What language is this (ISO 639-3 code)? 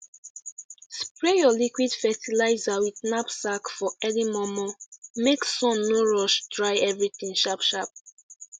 pcm